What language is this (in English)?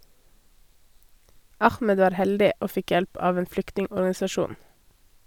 Norwegian